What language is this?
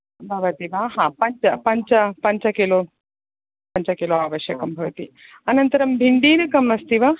Sanskrit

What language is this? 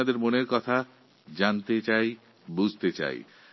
Bangla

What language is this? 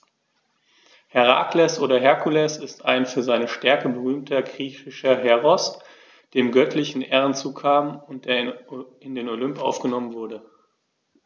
German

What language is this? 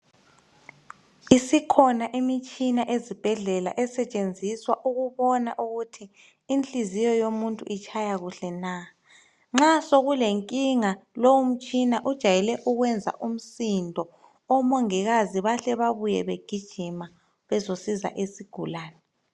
North Ndebele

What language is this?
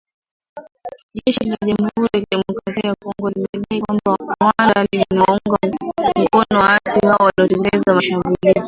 Swahili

